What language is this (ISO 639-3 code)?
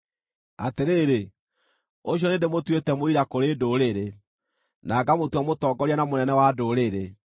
kik